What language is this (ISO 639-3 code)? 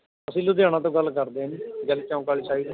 pan